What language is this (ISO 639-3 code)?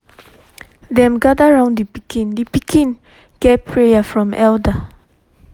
pcm